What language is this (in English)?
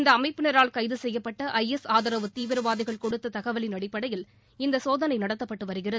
Tamil